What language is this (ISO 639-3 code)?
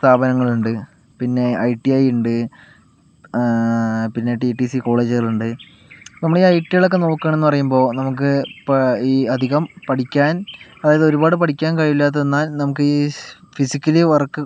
mal